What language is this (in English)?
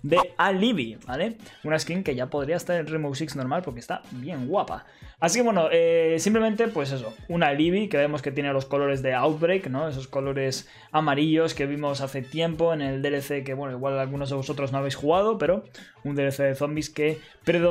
Spanish